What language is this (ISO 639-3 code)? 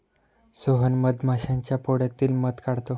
mar